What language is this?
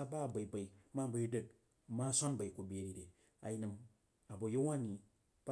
Jiba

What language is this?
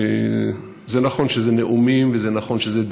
Hebrew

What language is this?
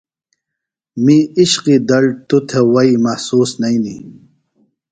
Phalura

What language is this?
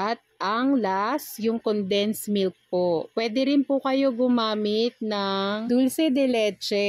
Filipino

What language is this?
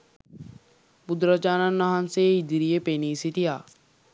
Sinhala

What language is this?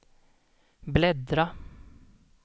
Swedish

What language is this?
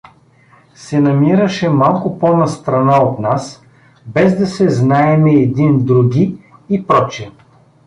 Bulgarian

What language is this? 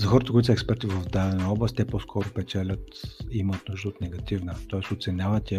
Bulgarian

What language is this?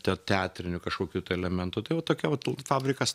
Lithuanian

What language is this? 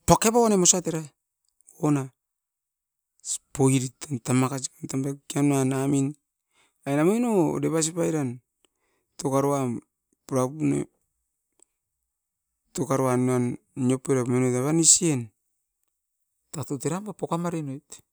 Askopan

